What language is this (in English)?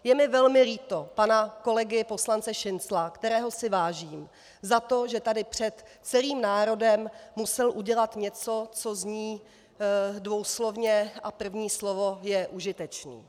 Czech